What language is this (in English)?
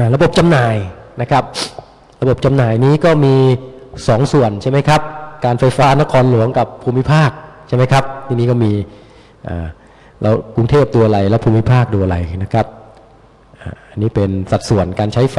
Thai